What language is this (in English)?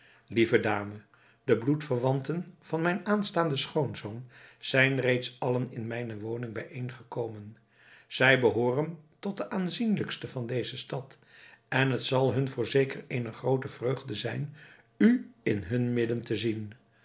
Dutch